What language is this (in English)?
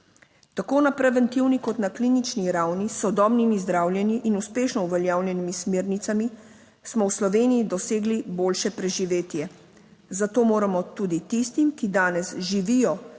Slovenian